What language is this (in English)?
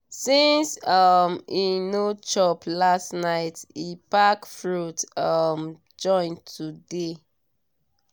Nigerian Pidgin